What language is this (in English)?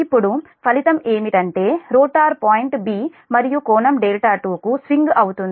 Telugu